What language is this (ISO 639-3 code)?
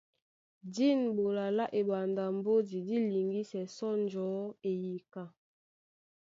dua